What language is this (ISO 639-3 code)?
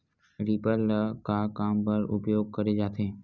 hne